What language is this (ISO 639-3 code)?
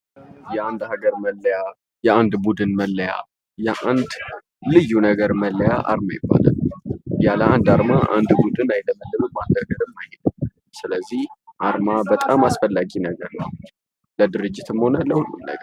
amh